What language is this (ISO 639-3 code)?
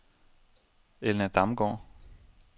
dan